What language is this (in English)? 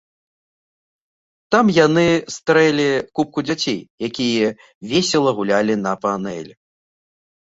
Belarusian